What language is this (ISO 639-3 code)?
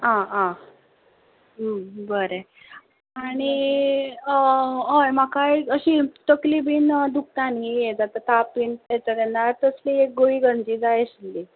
kok